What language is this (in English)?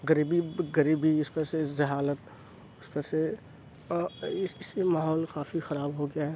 Urdu